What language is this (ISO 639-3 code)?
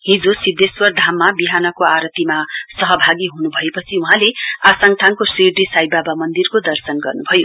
nep